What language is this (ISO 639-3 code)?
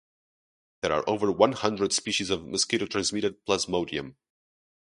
eng